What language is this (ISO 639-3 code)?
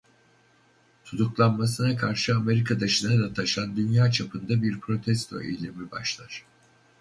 tur